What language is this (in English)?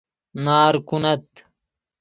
Persian